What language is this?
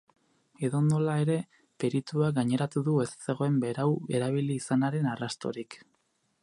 Basque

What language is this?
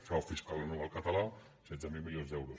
Catalan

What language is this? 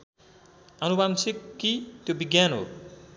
Nepali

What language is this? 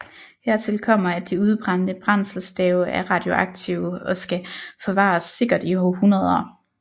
Danish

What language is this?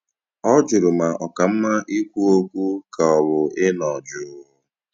Igbo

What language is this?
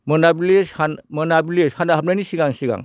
Bodo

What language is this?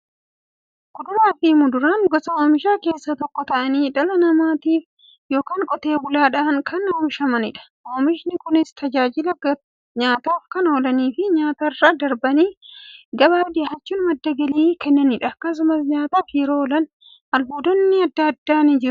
Oromo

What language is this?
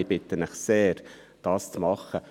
Swiss German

